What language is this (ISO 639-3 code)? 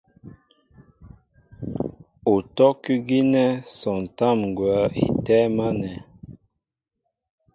mbo